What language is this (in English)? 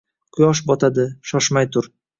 Uzbek